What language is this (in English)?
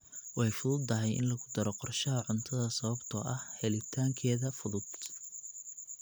Somali